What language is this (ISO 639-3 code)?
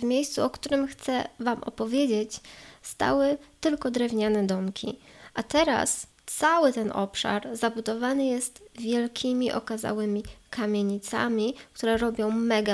pol